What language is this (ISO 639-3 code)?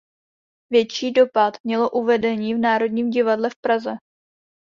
ces